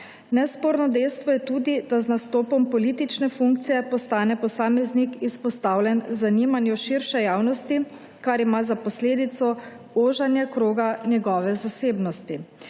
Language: Slovenian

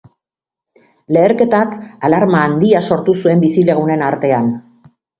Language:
Basque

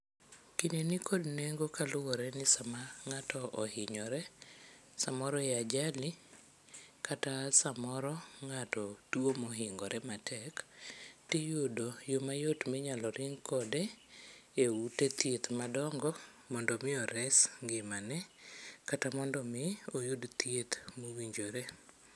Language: Luo (Kenya and Tanzania)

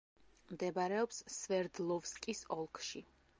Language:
Georgian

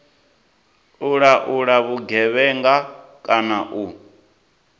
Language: Venda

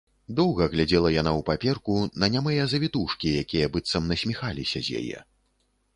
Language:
Belarusian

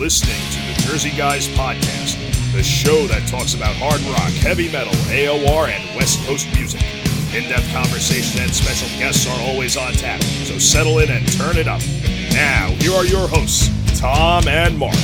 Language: English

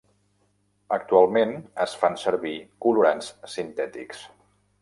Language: Catalan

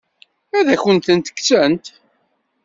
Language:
Kabyle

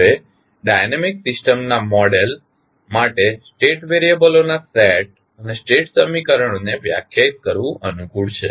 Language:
Gujarati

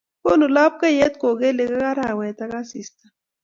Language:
Kalenjin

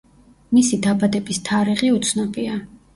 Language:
Georgian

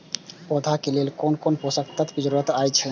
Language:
Maithili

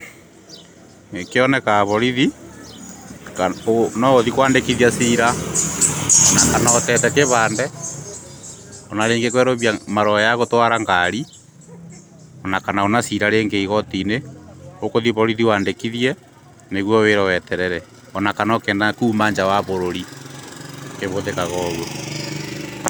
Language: Kikuyu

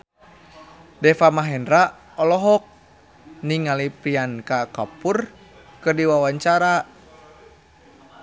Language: Sundanese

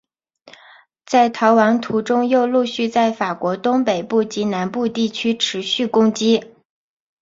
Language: Chinese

